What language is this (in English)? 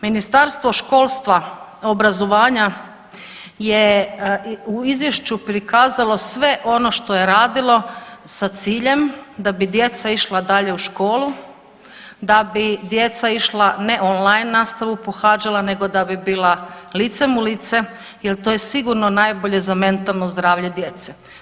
Croatian